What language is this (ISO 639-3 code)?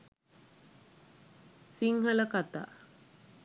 sin